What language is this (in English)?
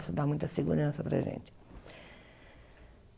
Portuguese